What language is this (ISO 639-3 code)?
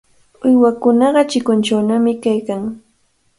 qvl